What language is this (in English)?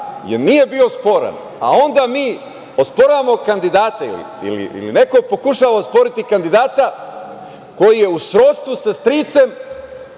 Serbian